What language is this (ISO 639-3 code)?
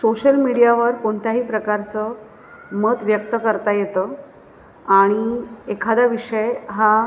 mar